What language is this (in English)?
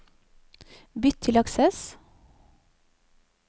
Norwegian